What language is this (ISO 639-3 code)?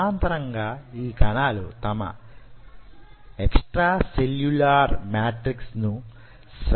tel